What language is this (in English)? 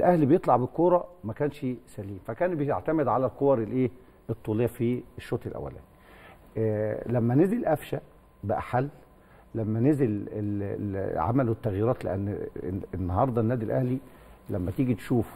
Arabic